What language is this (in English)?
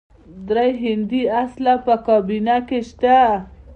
Pashto